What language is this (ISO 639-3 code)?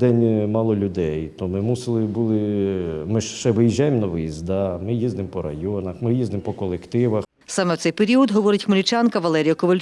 ukr